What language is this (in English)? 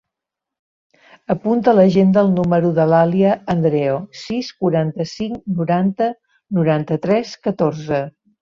Catalan